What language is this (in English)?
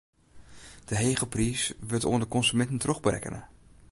Western Frisian